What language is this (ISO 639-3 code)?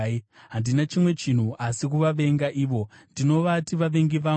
sna